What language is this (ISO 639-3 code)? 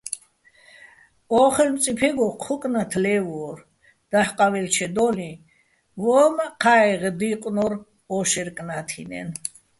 bbl